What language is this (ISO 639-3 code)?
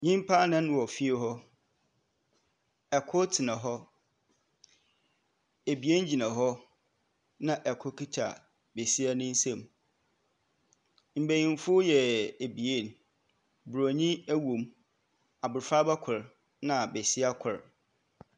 aka